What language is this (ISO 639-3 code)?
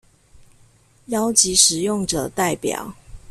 zho